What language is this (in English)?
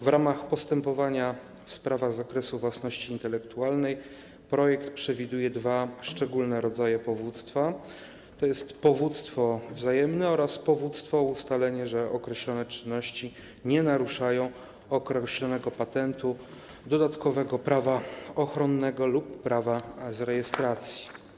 Polish